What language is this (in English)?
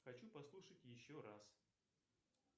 Russian